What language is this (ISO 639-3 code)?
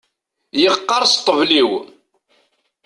kab